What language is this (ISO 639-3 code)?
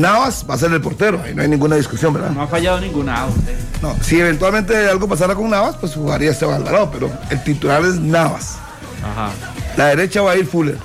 spa